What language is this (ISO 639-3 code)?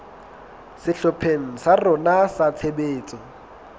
sot